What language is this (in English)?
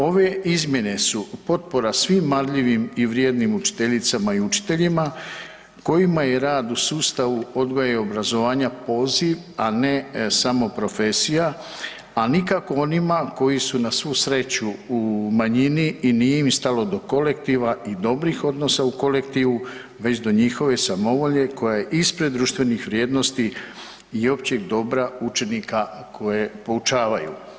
Croatian